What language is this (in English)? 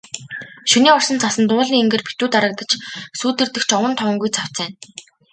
Mongolian